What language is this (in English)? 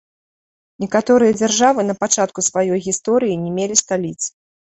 Belarusian